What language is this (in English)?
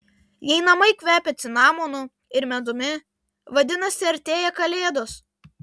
Lithuanian